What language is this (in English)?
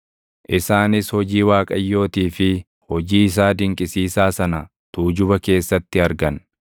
Oromo